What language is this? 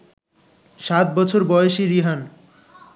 Bangla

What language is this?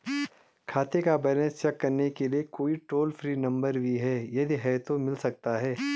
Hindi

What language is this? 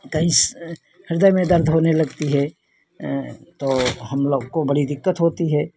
Hindi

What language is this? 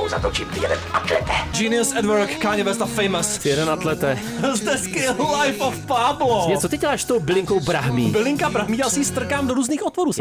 Czech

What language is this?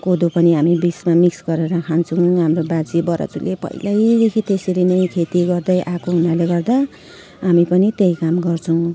Nepali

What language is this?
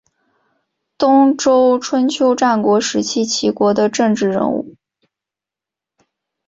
Chinese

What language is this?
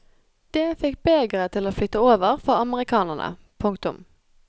Norwegian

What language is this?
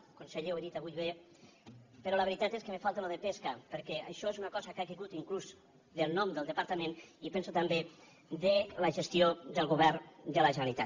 Catalan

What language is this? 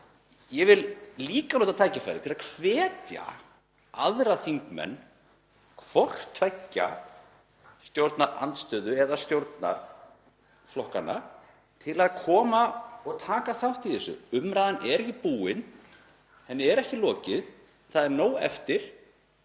Icelandic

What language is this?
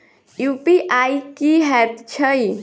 Maithili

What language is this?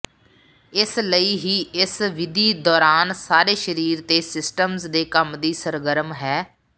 Punjabi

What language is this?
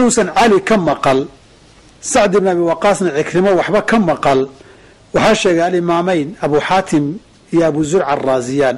Arabic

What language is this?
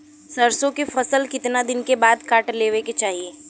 Bhojpuri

